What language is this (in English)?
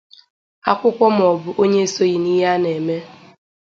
Igbo